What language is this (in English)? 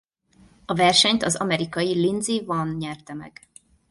Hungarian